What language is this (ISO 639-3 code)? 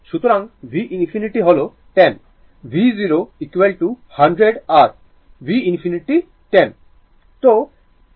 ben